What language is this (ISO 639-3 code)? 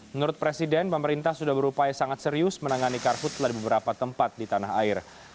ind